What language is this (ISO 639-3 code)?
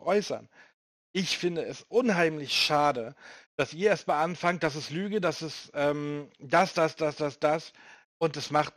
deu